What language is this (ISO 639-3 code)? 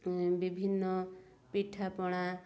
ori